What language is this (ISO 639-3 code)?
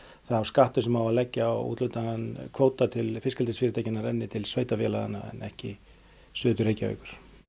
isl